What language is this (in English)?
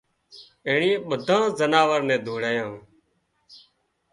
Wadiyara Koli